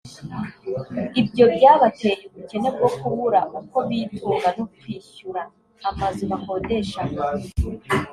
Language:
Kinyarwanda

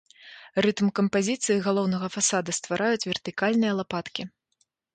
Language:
Belarusian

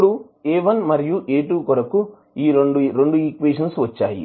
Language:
Telugu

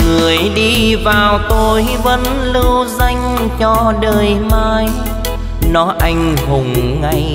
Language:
Vietnamese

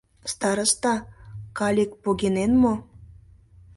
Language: Mari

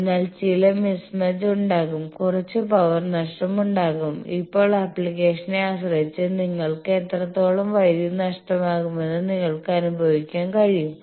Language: Malayalam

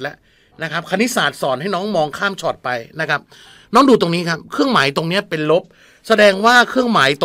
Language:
Thai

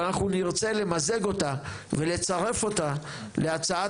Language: Hebrew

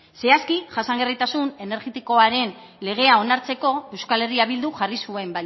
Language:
Basque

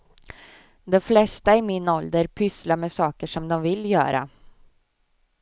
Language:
Swedish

